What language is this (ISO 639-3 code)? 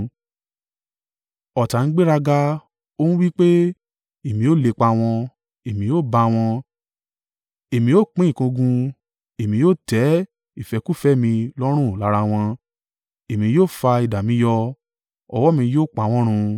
yor